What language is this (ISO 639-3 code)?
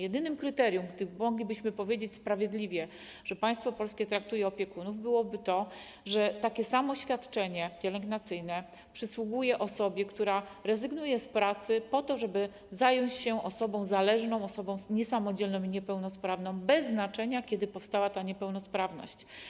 pol